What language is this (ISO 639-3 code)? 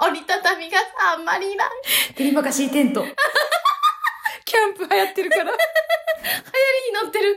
jpn